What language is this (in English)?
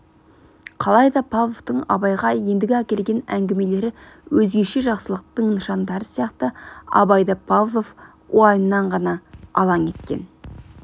Kazakh